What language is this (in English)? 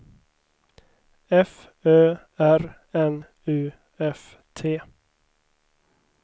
Swedish